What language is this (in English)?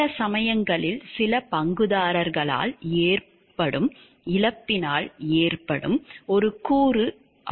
Tamil